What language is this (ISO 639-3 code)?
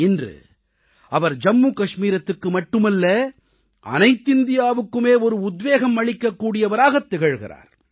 tam